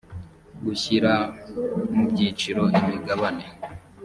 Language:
Kinyarwanda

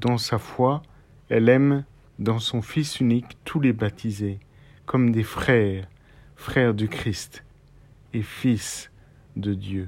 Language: French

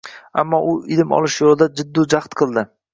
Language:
Uzbek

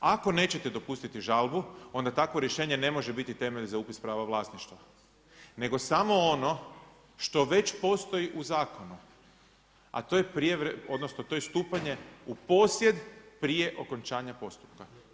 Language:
Croatian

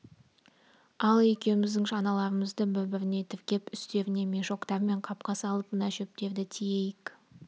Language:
Kazakh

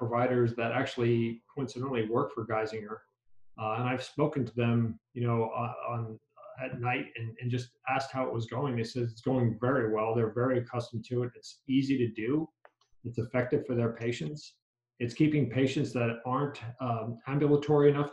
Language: English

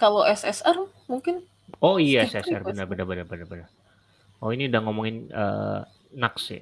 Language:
Indonesian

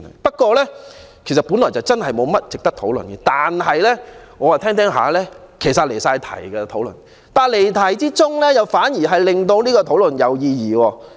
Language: Cantonese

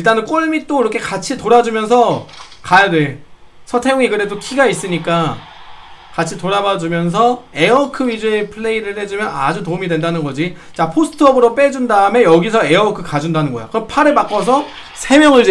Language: Korean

